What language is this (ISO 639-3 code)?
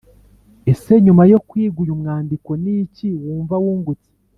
kin